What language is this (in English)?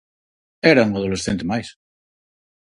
Galician